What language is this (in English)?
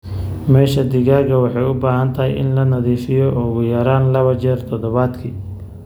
Somali